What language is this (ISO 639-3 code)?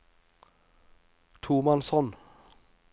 nor